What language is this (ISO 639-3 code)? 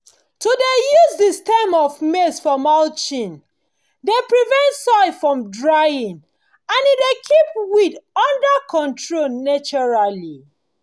pcm